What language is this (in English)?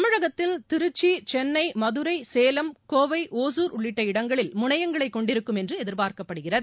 Tamil